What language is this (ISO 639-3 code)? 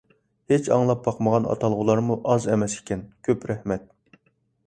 uig